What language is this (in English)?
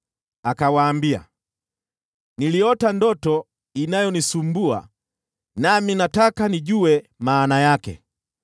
Swahili